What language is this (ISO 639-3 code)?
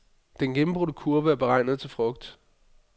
dan